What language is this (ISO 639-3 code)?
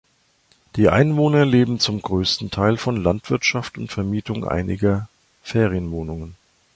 deu